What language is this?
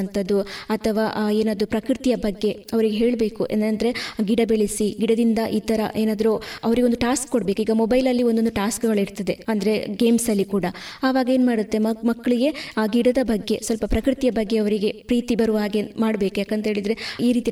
Kannada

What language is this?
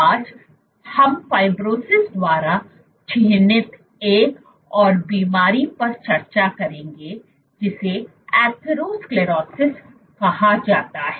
Hindi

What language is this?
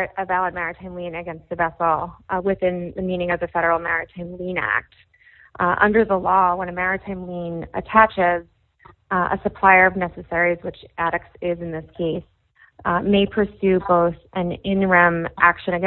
English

